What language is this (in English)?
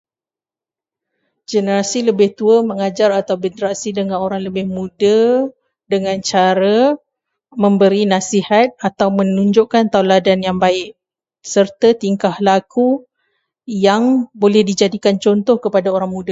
Malay